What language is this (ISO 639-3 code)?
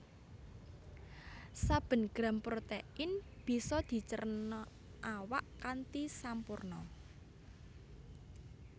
jav